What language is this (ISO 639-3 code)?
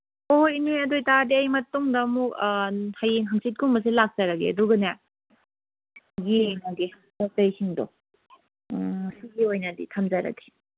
mni